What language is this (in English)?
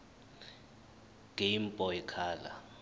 Zulu